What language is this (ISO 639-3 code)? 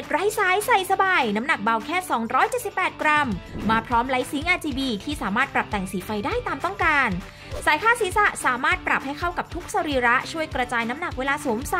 tha